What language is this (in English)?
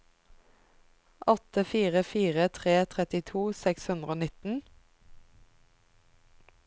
Norwegian